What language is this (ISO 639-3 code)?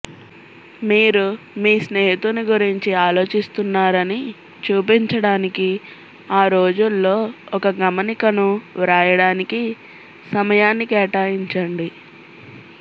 tel